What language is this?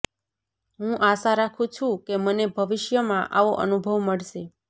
Gujarati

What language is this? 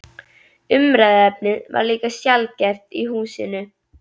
Icelandic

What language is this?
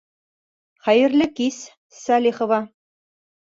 Bashkir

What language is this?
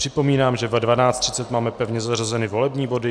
Czech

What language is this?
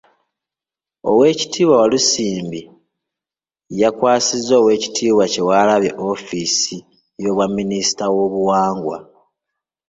Ganda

